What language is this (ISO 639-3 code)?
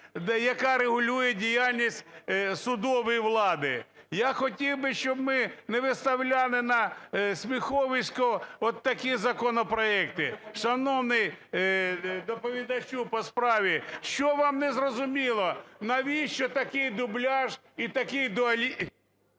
ukr